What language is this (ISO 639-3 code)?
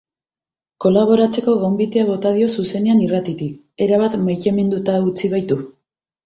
eus